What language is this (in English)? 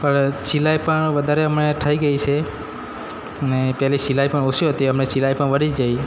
Gujarati